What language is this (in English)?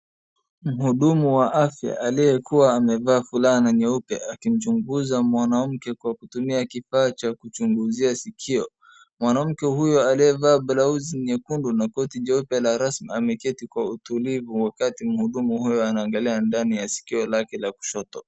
Swahili